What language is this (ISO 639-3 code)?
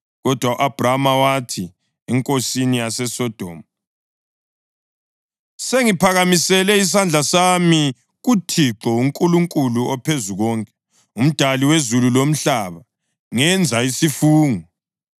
nde